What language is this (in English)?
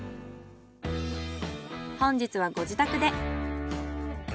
Japanese